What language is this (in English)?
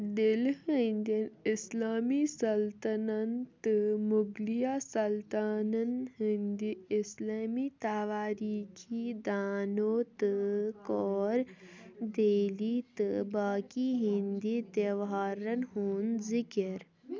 Kashmiri